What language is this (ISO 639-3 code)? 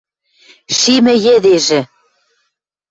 mrj